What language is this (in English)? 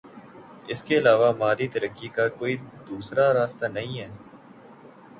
Urdu